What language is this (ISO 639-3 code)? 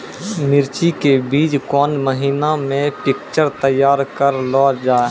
mai